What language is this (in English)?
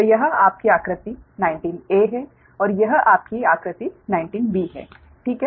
Hindi